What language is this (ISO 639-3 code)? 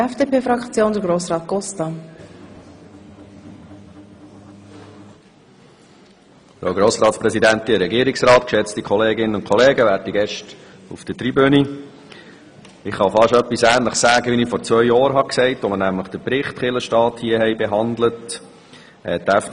gsw